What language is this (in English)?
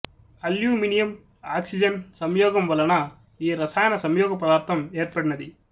Telugu